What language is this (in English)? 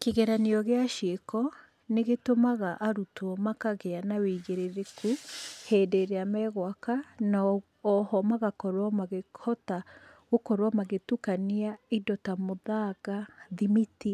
Kikuyu